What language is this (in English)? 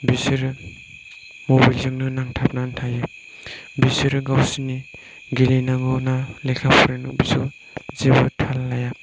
Bodo